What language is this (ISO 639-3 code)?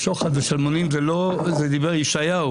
heb